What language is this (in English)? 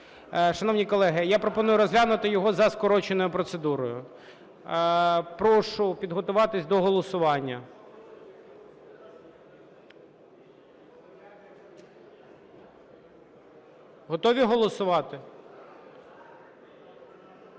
Ukrainian